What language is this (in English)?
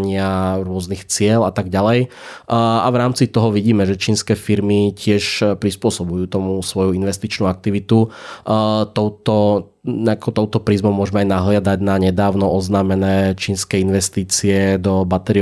Slovak